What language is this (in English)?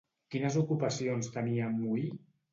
Catalan